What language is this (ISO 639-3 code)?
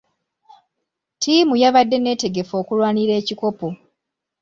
lug